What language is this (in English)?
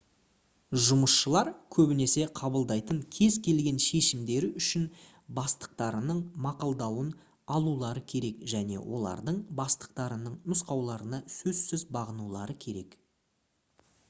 Kazakh